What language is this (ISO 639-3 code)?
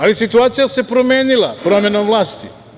srp